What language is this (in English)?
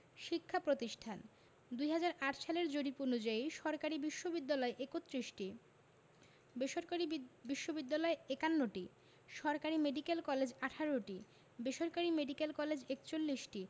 Bangla